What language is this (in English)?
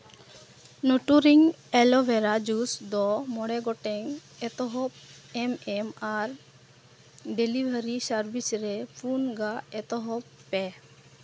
Santali